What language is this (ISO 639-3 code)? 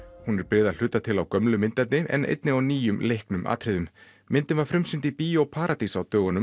isl